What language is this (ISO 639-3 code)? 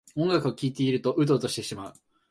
jpn